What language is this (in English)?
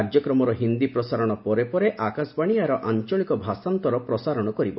Odia